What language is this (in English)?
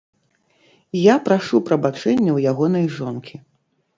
Belarusian